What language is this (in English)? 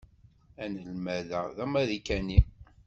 Kabyle